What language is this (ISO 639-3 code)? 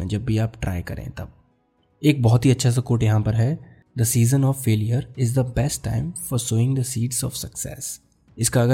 hin